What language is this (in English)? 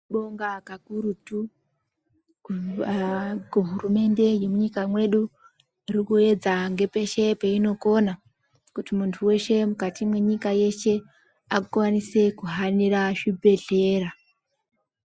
Ndau